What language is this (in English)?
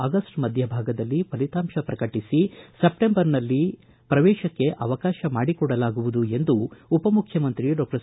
Kannada